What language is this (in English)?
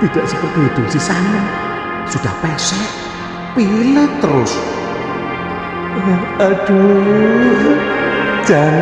Indonesian